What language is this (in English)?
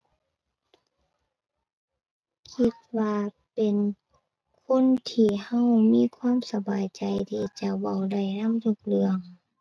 Thai